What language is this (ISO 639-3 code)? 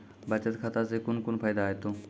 mai